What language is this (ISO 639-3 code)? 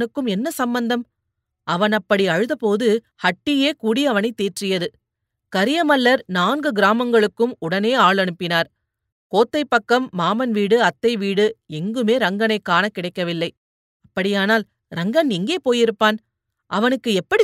tam